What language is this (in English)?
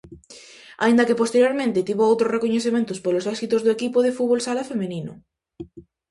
Galician